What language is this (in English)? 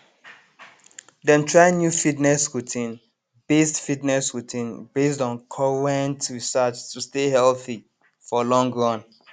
Nigerian Pidgin